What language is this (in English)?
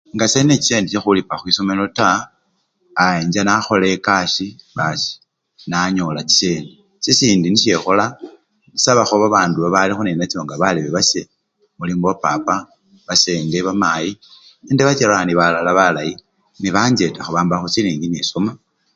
Luyia